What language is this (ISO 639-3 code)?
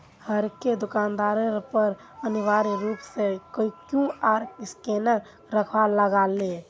mag